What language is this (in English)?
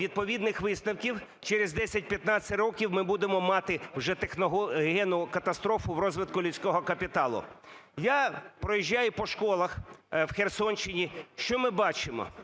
Ukrainian